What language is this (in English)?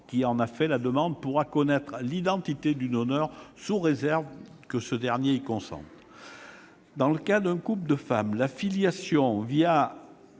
French